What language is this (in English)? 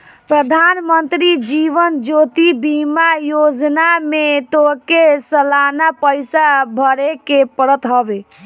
Bhojpuri